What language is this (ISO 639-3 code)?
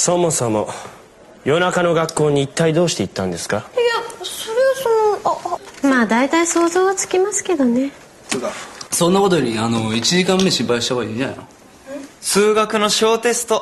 jpn